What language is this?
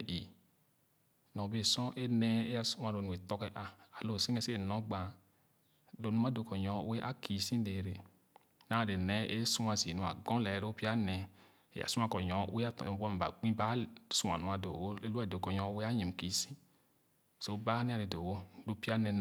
Khana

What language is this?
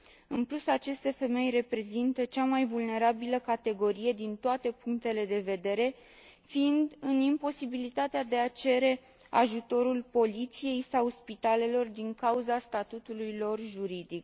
Romanian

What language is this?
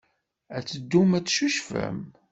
Kabyle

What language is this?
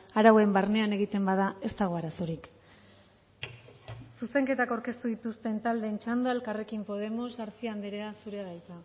Basque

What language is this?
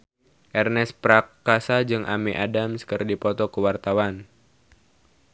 Sundanese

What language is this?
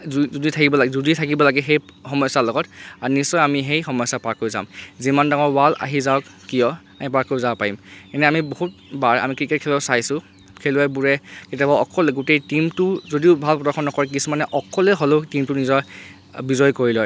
Assamese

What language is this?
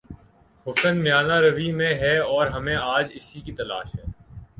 Urdu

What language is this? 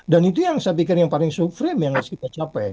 Indonesian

